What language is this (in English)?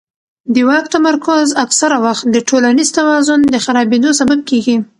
Pashto